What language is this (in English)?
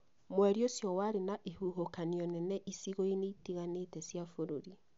Kikuyu